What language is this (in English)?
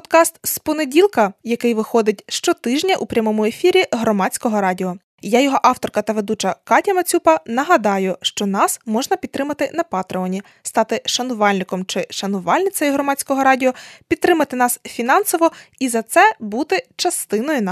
Ukrainian